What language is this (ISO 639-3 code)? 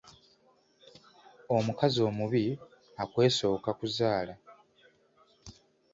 lug